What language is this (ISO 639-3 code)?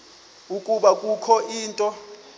xho